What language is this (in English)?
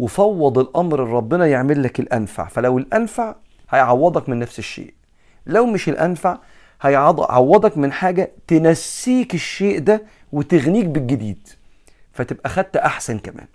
Arabic